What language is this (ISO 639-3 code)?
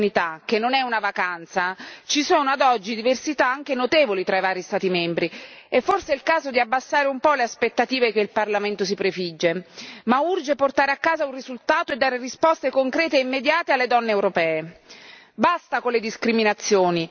ita